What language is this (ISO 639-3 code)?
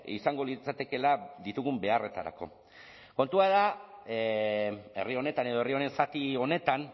eus